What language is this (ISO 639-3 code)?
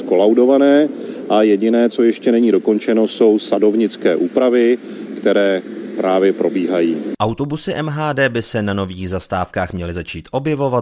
ces